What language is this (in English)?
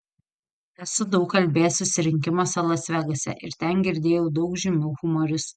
Lithuanian